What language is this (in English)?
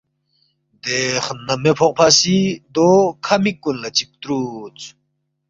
Balti